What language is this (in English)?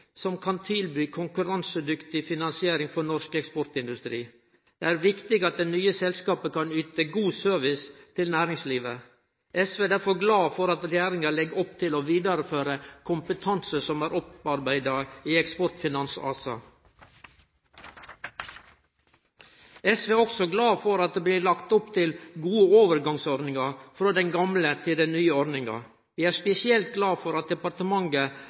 Norwegian Nynorsk